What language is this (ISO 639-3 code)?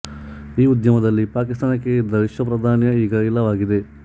kan